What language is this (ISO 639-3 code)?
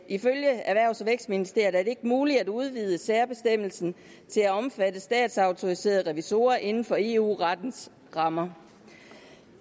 dan